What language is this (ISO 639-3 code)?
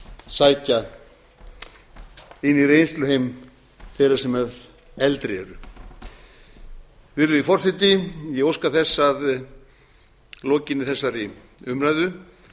isl